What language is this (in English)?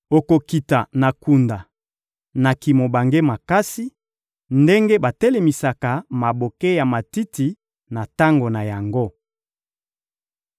Lingala